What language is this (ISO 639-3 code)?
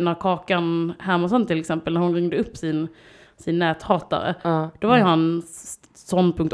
swe